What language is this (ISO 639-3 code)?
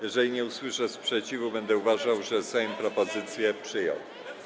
pol